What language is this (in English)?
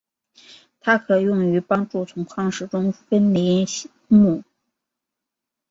Chinese